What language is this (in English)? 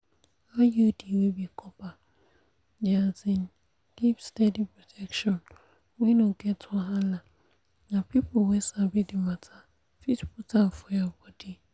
Nigerian Pidgin